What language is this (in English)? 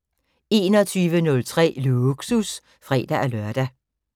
Danish